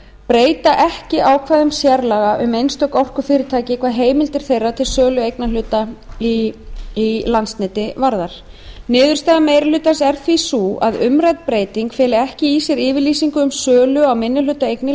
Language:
Icelandic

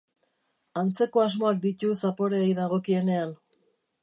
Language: Basque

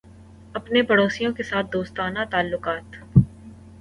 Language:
Urdu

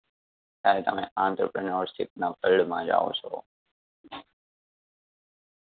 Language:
Gujarati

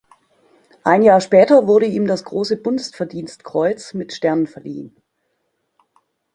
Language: German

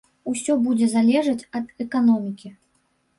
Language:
Belarusian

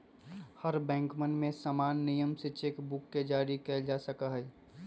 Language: Magahi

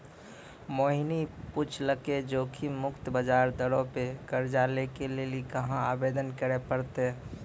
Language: Maithili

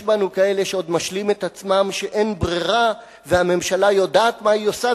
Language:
Hebrew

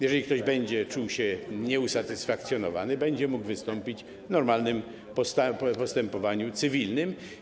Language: Polish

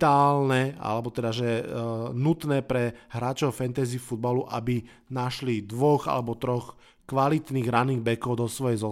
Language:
Slovak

